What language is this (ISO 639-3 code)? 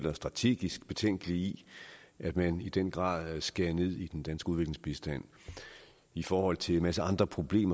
dan